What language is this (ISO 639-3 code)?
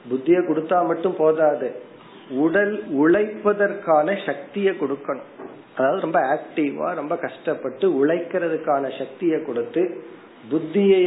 tam